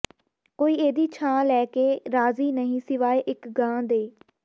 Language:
Punjabi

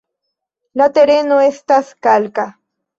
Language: Esperanto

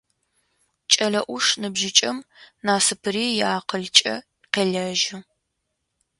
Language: Adyghe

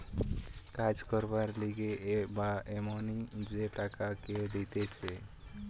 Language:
Bangla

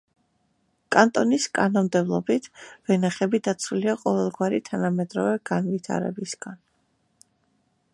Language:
Georgian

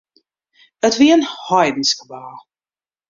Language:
Western Frisian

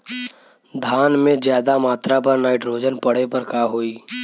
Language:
Bhojpuri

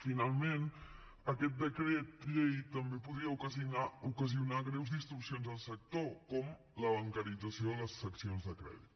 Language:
Catalan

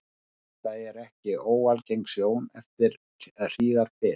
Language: Icelandic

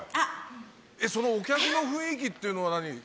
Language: Japanese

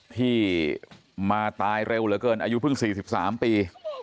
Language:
Thai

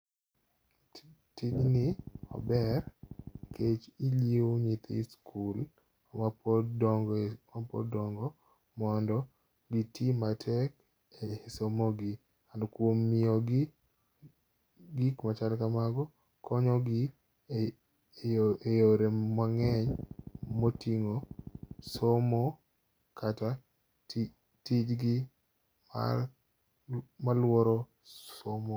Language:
Luo (Kenya and Tanzania)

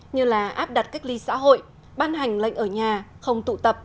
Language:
Vietnamese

